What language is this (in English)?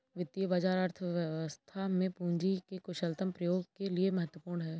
Hindi